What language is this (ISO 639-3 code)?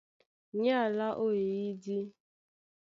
dua